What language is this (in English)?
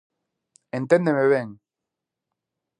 Galician